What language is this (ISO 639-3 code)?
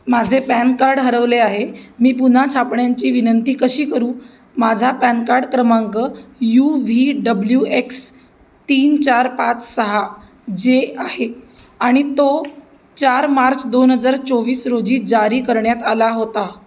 mar